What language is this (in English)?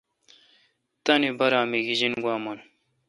Kalkoti